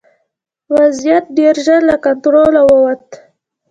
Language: Pashto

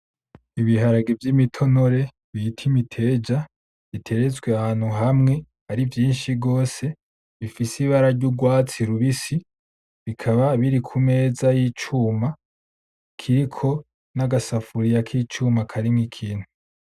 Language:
Rundi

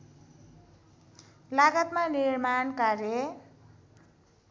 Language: Nepali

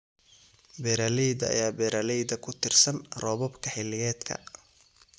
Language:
Somali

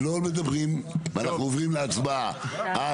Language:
Hebrew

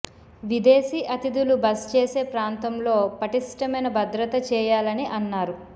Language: Telugu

